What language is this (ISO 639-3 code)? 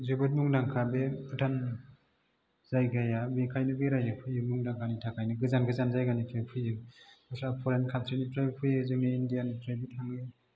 brx